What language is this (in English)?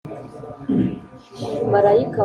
Kinyarwanda